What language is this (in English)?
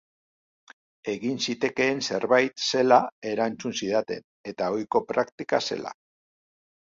Basque